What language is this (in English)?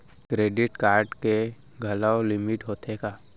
Chhattisgarhi